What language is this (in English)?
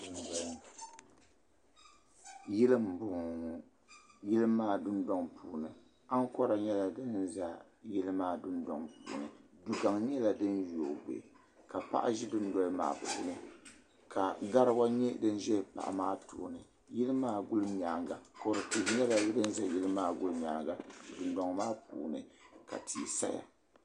Dagbani